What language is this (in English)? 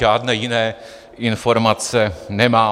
Czech